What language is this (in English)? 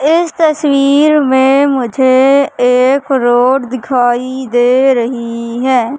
Hindi